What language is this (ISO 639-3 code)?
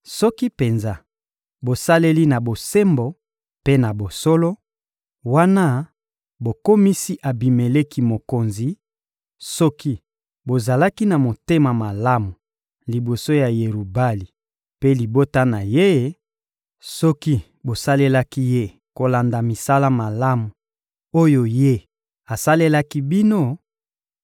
lin